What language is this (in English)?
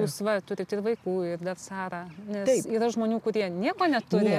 Lithuanian